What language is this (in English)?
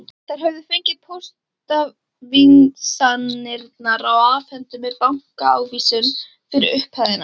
Icelandic